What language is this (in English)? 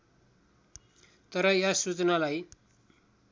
Nepali